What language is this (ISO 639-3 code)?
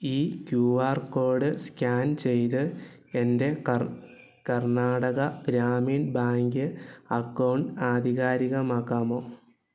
mal